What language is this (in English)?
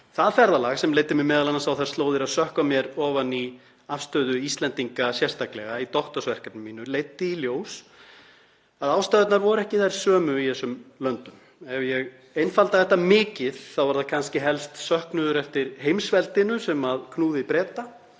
Icelandic